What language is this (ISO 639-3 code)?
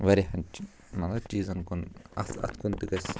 kas